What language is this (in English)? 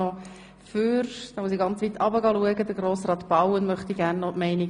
Swiss German